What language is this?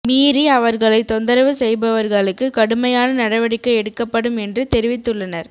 Tamil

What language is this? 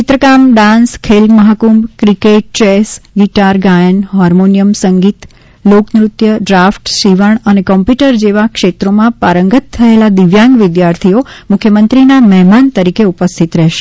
Gujarati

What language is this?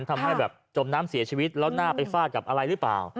Thai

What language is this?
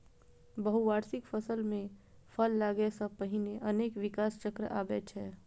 Maithili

